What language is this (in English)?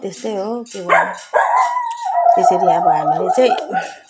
Nepali